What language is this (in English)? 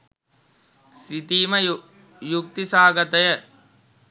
Sinhala